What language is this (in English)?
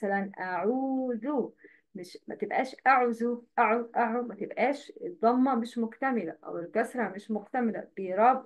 Arabic